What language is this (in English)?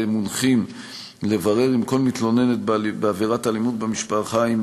Hebrew